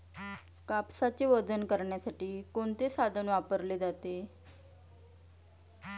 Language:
Marathi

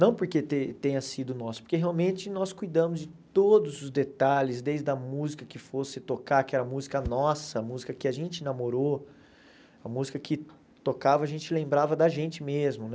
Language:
Portuguese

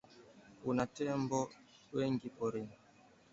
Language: Swahili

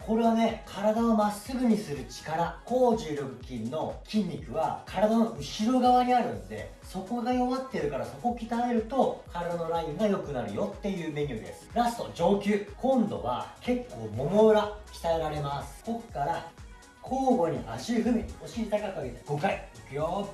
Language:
Japanese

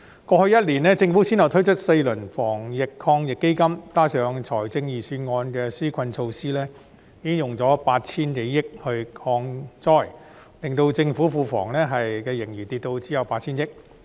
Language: Cantonese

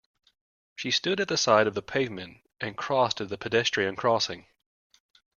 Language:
English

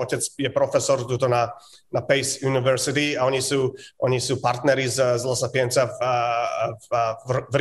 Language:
Slovak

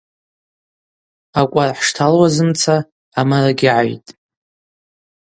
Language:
Abaza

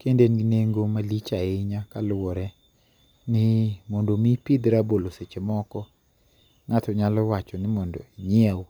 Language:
Luo (Kenya and Tanzania)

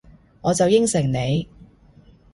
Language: Cantonese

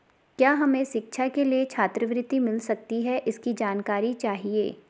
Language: Hindi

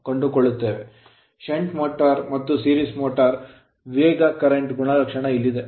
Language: Kannada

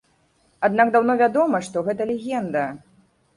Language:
Belarusian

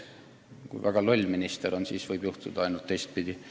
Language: Estonian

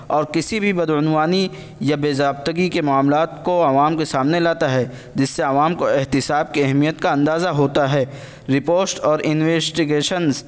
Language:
Urdu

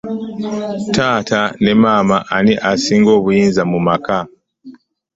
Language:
Ganda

